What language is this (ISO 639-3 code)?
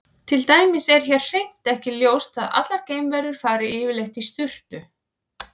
isl